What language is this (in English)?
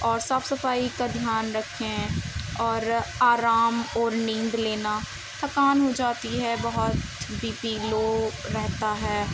Urdu